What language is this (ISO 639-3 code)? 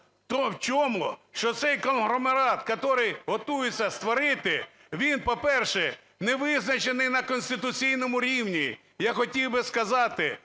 ukr